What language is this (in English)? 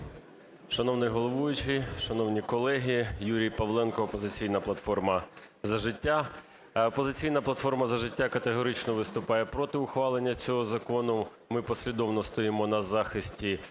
Ukrainian